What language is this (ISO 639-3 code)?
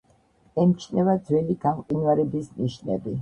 kat